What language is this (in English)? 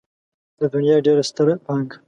Pashto